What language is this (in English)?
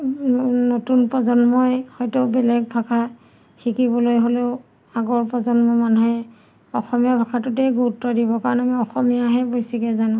Assamese